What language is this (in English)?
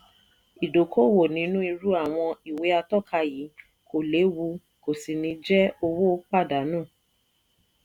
Yoruba